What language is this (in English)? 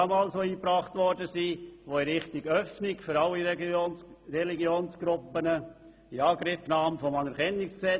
Swiss German